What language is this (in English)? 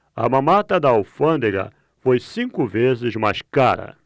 Portuguese